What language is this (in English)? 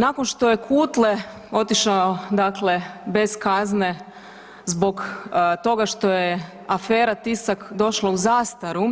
Croatian